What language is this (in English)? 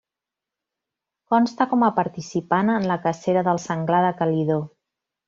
Catalan